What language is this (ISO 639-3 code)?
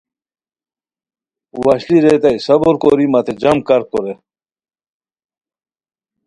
khw